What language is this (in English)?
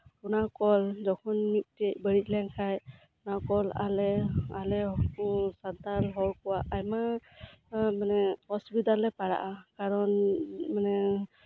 Santali